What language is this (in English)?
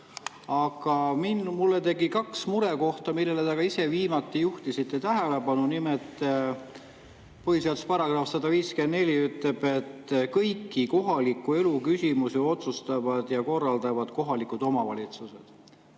Estonian